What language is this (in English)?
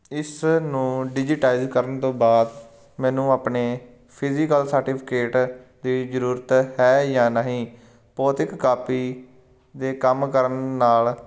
Punjabi